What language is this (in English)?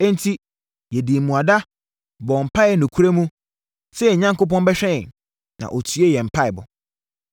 Akan